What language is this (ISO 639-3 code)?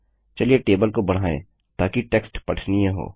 hin